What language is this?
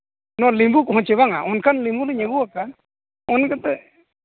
Santali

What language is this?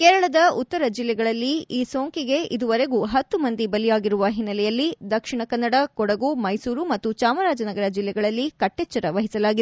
Kannada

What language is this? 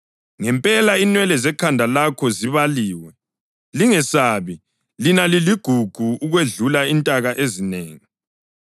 North Ndebele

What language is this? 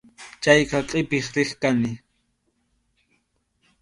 Arequipa-La Unión Quechua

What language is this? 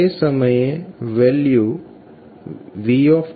Gujarati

